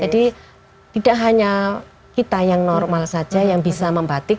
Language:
Indonesian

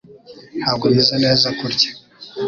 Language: Kinyarwanda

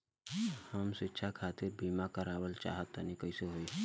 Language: Bhojpuri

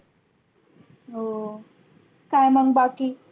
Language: Marathi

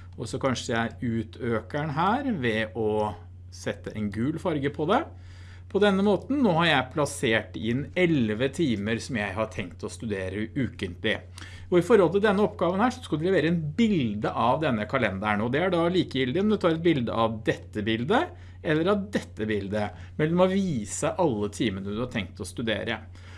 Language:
Norwegian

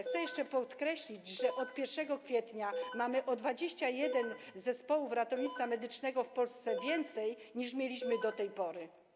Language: Polish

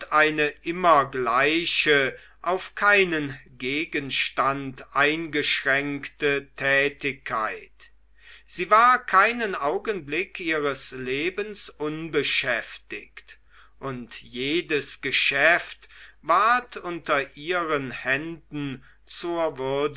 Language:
German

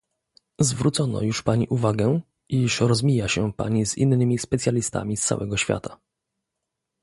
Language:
Polish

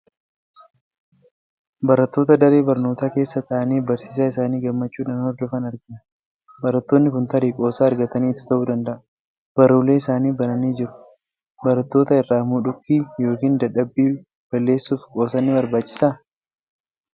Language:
Oromo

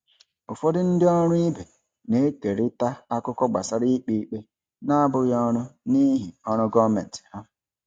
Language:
Igbo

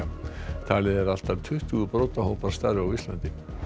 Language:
Icelandic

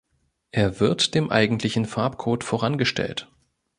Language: German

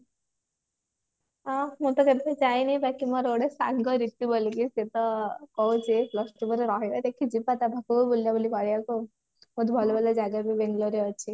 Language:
Odia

